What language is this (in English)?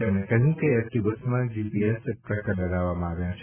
Gujarati